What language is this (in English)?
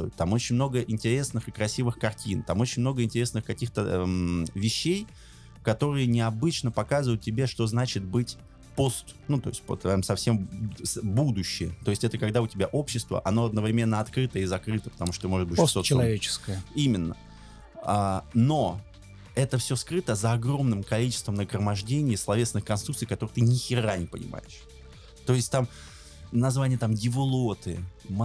Russian